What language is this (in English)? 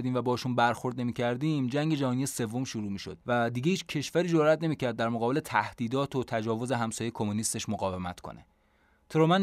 Persian